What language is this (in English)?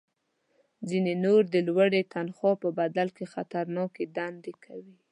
Pashto